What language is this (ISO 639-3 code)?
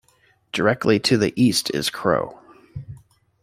eng